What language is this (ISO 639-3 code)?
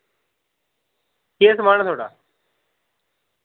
doi